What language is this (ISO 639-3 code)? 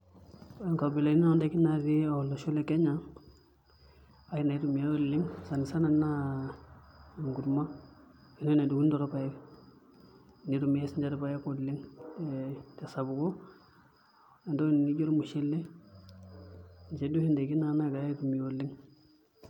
mas